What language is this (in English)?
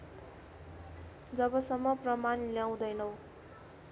Nepali